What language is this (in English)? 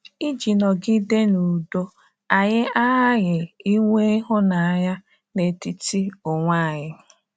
Igbo